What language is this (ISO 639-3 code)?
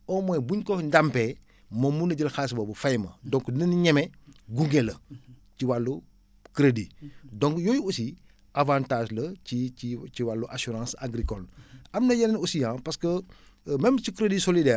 wol